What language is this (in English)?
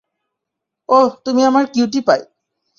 Bangla